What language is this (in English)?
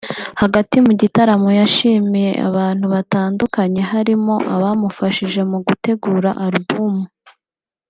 Kinyarwanda